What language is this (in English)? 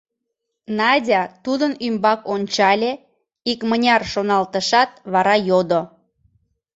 Mari